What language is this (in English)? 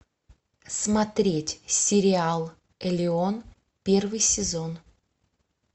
Russian